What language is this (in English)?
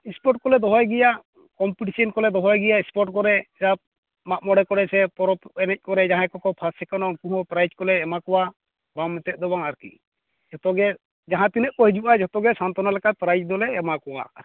Santali